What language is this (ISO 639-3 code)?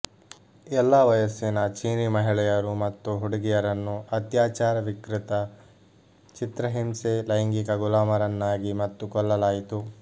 kan